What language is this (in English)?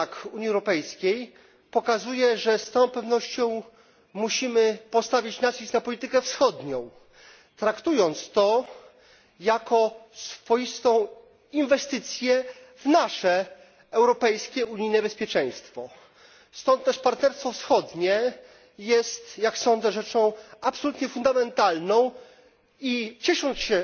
Polish